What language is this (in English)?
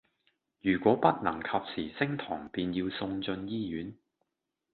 Cantonese